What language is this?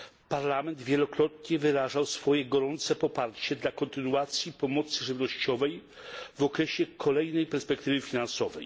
Polish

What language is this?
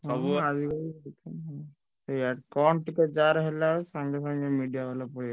Odia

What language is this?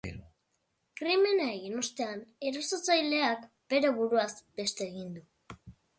Basque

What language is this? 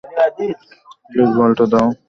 Bangla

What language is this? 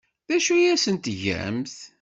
Kabyle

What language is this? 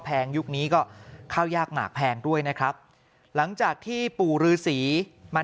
Thai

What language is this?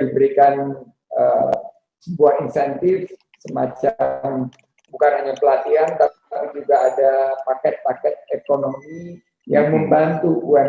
Indonesian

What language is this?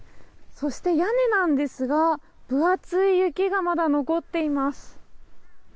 Japanese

